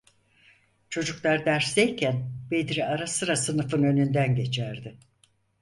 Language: Turkish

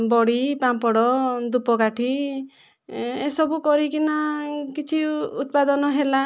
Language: Odia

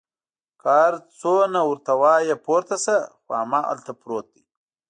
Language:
Pashto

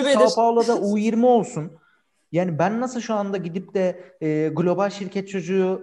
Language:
Turkish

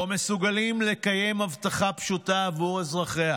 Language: Hebrew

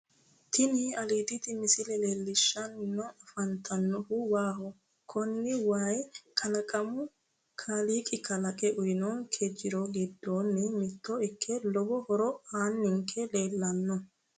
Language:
Sidamo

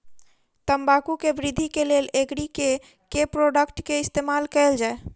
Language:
Maithili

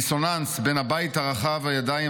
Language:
Hebrew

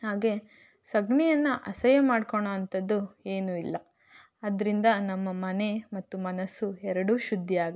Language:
Kannada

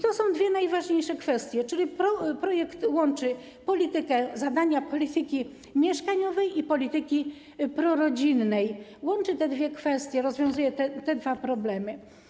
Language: Polish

